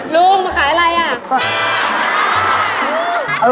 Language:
Thai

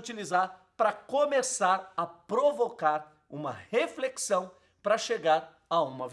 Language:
Portuguese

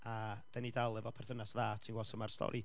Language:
Welsh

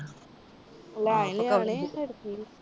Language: Punjabi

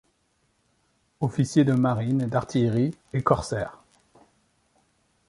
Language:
French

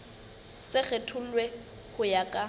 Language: Southern Sotho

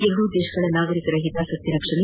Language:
Kannada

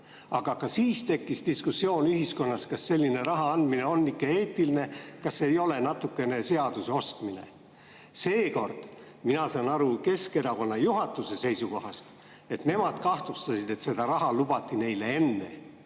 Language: Estonian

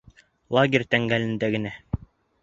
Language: Bashkir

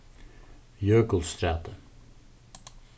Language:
Faroese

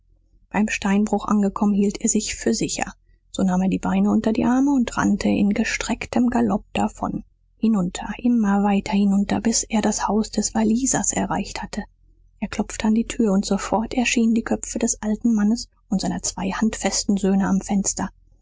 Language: German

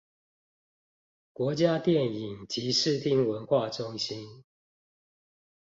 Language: Chinese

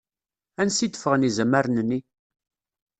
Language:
Kabyle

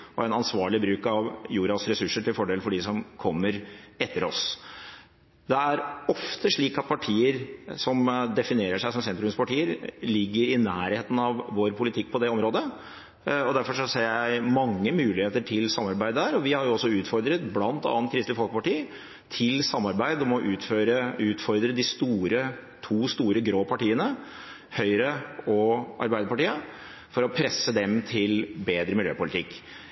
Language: Norwegian Bokmål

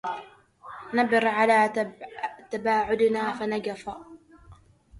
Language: Arabic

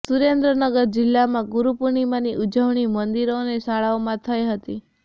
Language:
Gujarati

